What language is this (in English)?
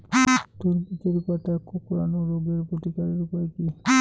Bangla